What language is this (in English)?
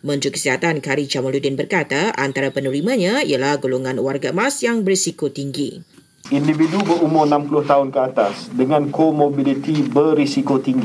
Malay